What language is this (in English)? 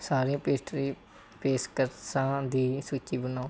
Punjabi